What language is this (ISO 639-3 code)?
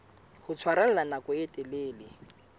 sot